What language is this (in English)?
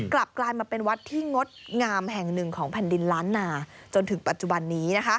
Thai